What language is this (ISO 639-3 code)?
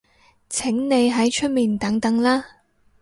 yue